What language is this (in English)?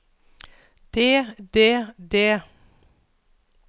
Norwegian